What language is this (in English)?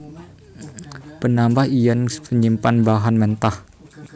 Javanese